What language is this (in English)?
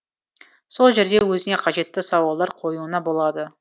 Kazakh